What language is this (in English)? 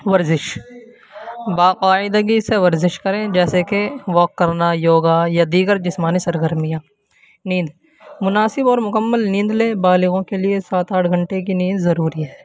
Urdu